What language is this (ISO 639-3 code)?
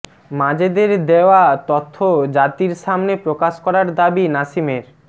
ben